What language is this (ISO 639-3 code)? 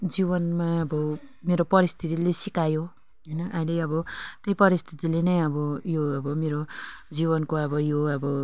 nep